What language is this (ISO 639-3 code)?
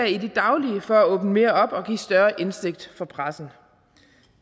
dan